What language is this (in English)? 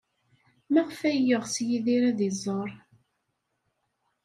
Kabyle